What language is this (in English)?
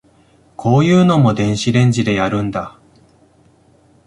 Japanese